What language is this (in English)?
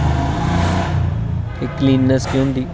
Dogri